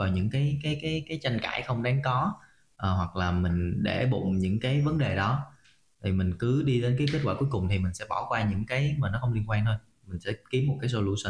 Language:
Vietnamese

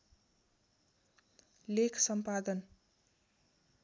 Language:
Nepali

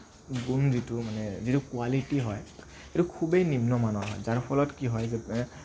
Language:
Assamese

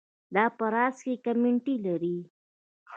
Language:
Pashto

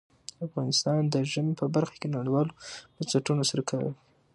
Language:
Pashto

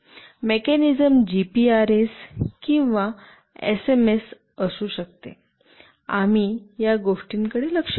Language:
Marathi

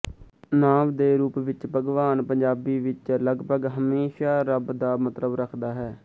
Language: Punjabi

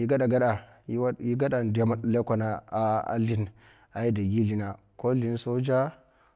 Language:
Mafa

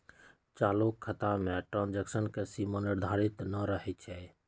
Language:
Magahi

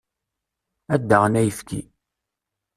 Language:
Kabyle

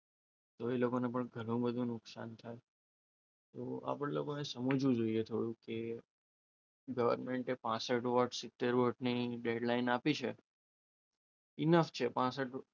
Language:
Gujarati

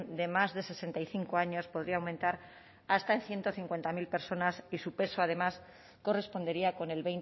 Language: Spanish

